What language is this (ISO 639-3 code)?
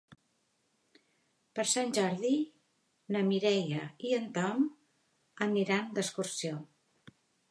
cat